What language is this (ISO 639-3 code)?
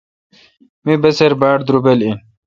xka